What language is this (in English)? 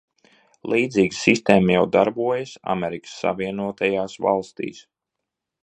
Latvian